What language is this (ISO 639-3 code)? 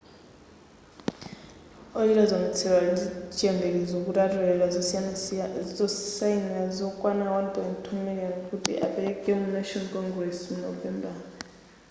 nya